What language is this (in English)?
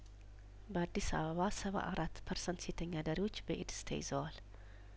Amharic